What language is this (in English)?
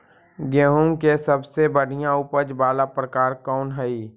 Magahi